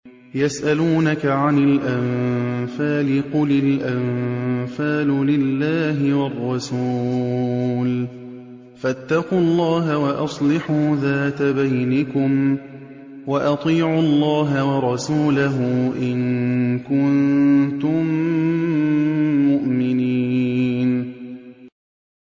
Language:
Arabic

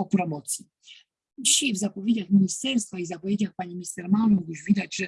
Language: Polish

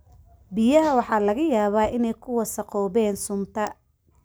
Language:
Somali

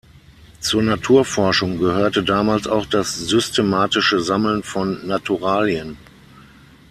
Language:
German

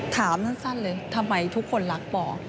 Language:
Thai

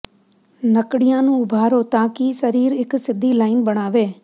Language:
Punjabi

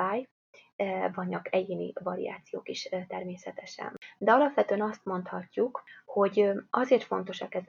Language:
Hungarian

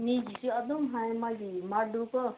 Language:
Manipuri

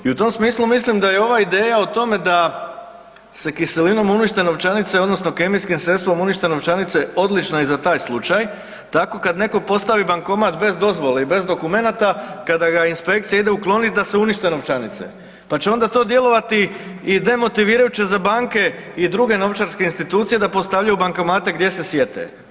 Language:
Croatian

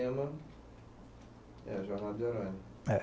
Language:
Portuguese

